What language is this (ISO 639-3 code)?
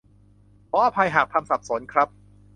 tha